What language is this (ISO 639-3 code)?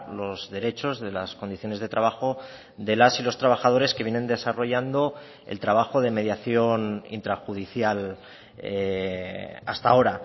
spa